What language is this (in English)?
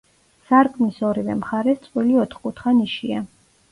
Georgian